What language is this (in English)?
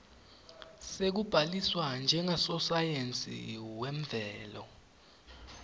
Swati